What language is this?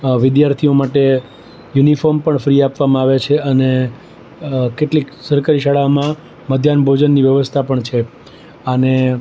Gujarati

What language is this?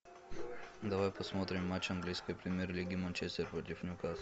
Russian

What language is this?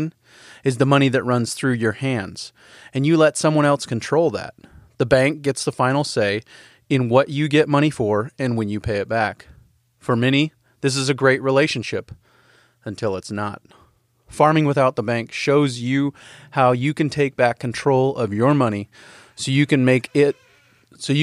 English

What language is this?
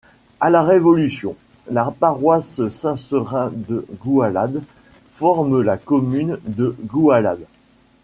French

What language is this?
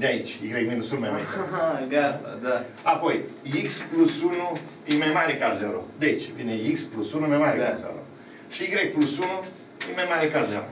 Romanian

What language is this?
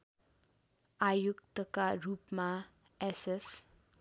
Nepali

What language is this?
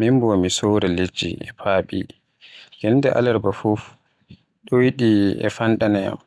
Western Niger Fulfulde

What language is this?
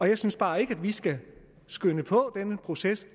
Danish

